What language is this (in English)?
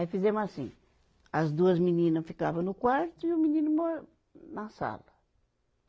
Portuguese